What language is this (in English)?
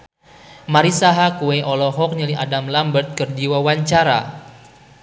Sundanese